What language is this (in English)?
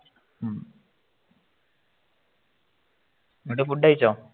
Malayalam